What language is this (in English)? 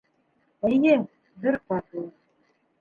Bashkir